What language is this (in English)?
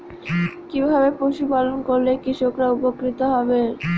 Bangla